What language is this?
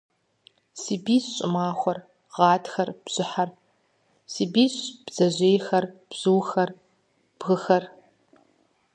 Kabardian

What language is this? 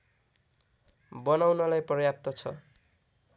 Nepali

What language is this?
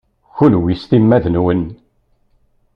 Kabyle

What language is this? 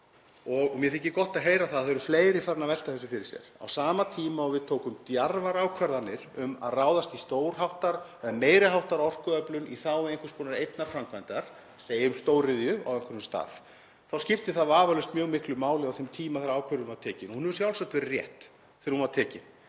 Icelandic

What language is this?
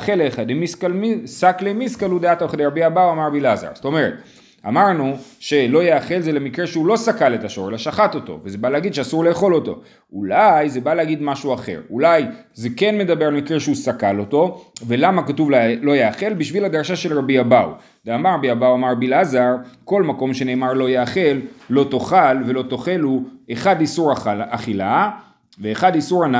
Hebrew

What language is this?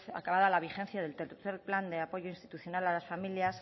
Spanish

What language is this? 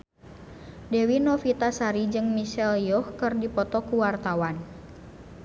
Sundanese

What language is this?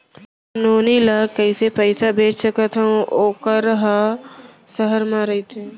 Chhattisgarhi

